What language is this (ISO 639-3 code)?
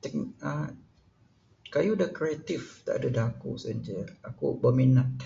sdo